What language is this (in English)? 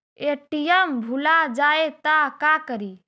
Magahi